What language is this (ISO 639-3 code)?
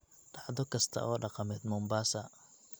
som